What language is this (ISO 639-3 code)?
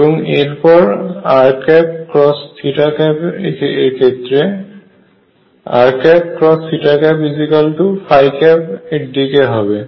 ben